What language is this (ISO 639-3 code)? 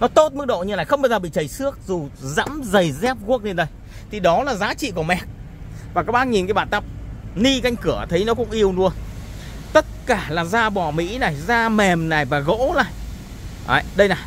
vie